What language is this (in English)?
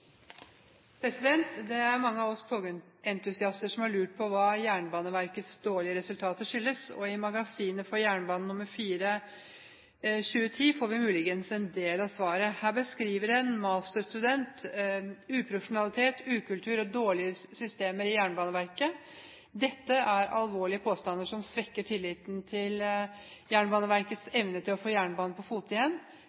Norwegian